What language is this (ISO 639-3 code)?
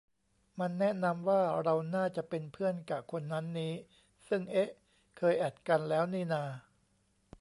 tha